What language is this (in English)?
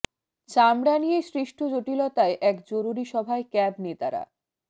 Bangla